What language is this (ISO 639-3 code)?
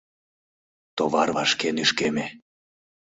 chm